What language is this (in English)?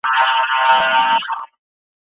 Pashto